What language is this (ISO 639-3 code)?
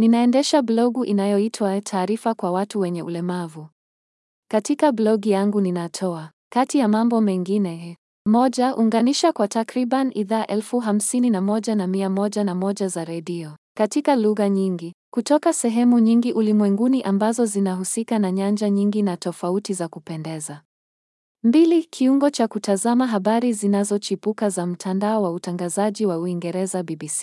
swa